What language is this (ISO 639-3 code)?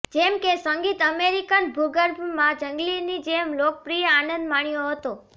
guj